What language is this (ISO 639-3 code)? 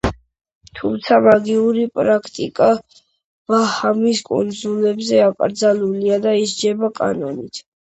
kat